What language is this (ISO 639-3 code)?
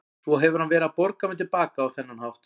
isl